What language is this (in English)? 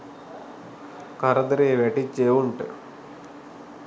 Sinhala